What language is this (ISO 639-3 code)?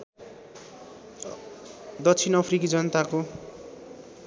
nep